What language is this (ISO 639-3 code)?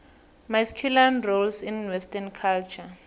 nbl